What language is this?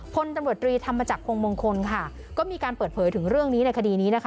Thai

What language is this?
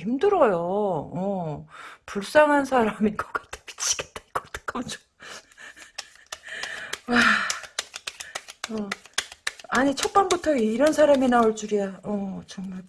Korean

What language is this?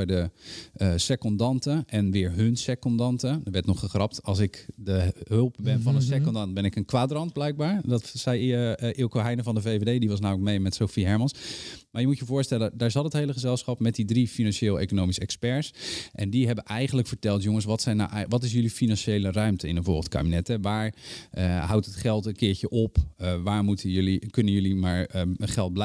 Dutch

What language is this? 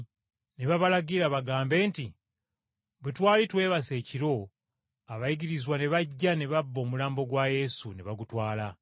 Ganda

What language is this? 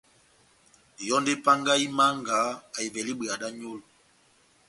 Batanga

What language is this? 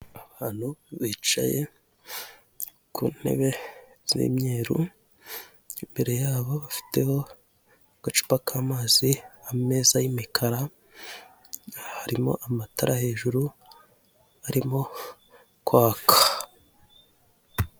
Kinyarwanda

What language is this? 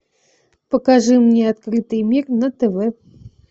Russian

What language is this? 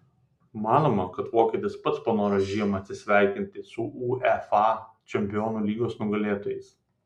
Lithuanian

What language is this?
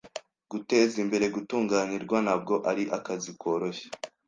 Kinyarwanda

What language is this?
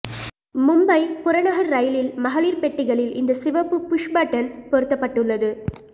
Tamil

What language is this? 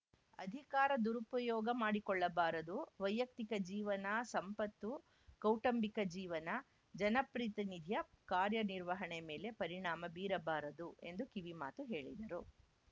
Kannada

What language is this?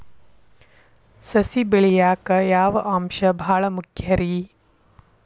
Kannada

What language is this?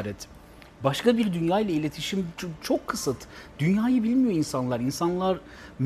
Turkish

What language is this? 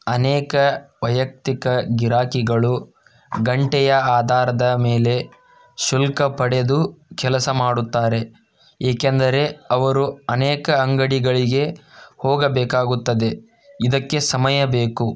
Kannada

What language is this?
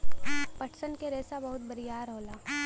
Bhojpuri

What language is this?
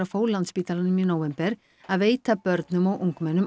Icelandic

